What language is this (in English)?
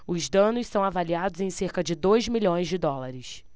Portuguese